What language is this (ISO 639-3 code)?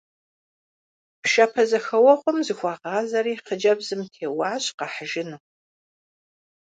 kbd